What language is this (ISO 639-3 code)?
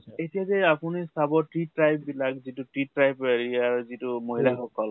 asm